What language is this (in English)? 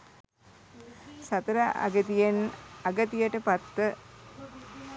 Sinhala